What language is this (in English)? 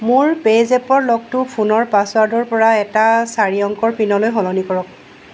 Assamese